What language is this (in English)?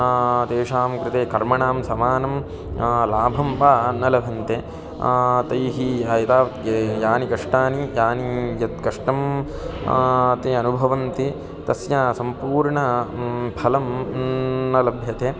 Sanskrit